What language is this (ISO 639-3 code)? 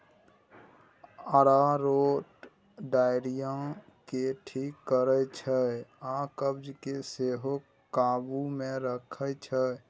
mai